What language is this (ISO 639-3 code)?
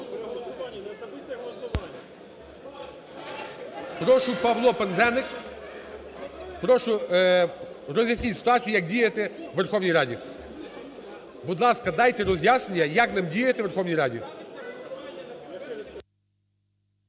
ukr